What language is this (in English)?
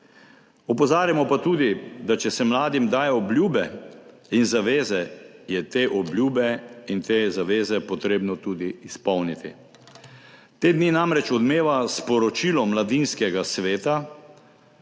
Slovenian